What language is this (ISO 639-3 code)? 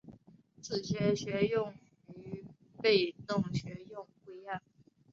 zho